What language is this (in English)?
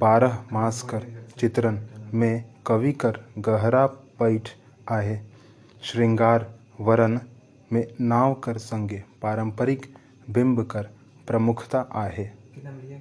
Hindi